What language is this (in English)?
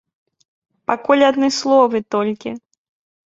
Belarusian